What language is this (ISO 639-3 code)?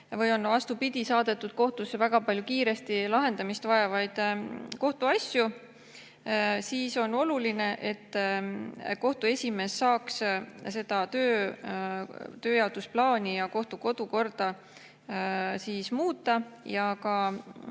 est